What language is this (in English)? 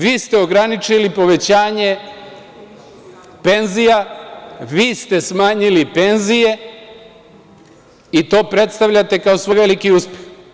Serbian